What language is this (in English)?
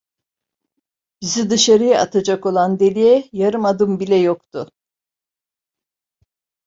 Turkish